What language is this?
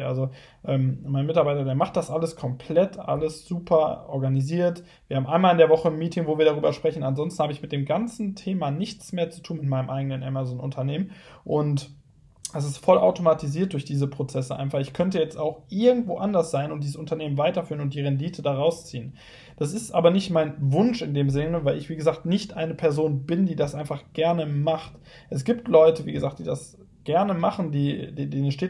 German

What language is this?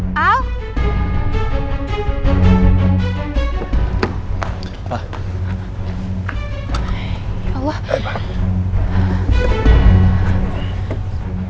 Indonesian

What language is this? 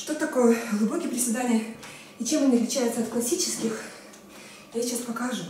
Russian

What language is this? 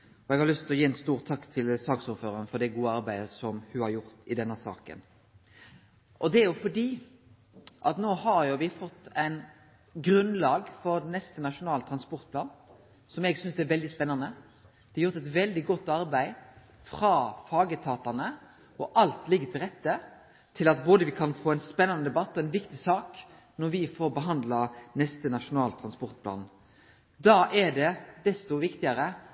Norwegian Nynorsk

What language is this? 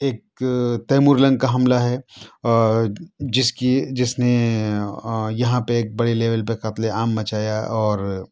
Urdu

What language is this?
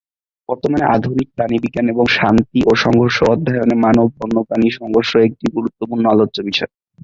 Bangla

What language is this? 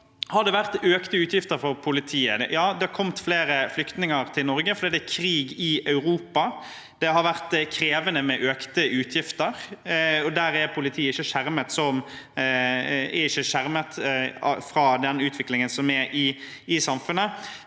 Norwegian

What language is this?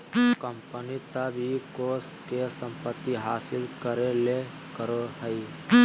Magahi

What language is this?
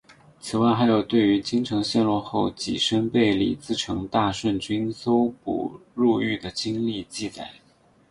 Chinese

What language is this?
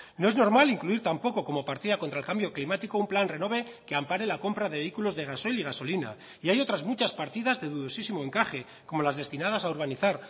Spanish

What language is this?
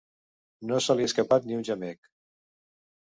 Catalan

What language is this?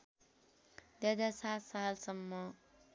Nepali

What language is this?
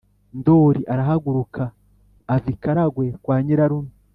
Kinyarwanda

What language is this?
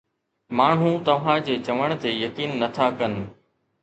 Sindhi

